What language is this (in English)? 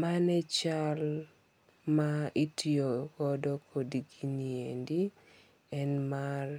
Luo (Kenya and Tanzania)